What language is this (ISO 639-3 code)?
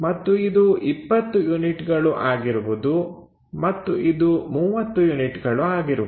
kan